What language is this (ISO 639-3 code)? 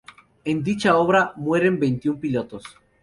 spa